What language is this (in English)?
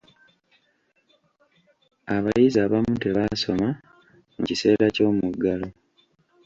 Ganda